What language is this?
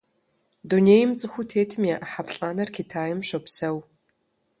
Kabardian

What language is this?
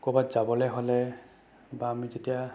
Assamese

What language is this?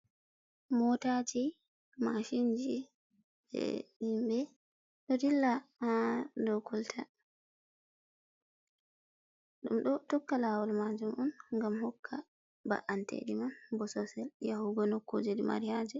Fula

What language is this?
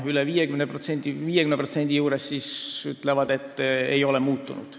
Estonian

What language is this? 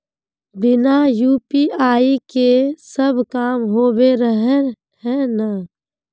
Magahi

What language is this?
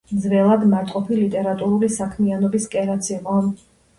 Georgian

